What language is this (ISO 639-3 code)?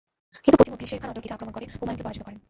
ben